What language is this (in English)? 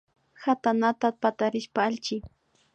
Imbabura Highland Quichua